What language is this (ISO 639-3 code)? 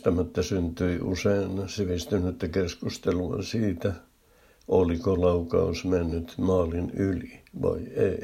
fin